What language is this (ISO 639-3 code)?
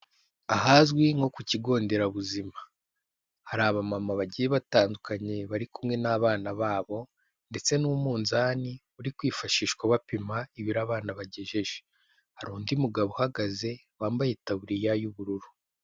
kin